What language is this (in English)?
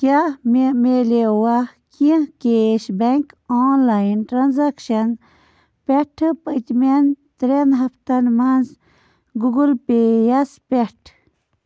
Kashmiri